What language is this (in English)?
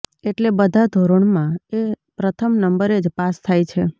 Gujarati